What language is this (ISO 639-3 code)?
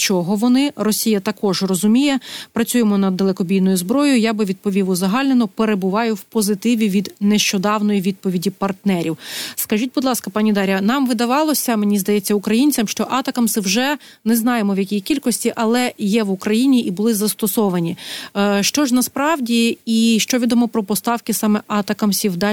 ukr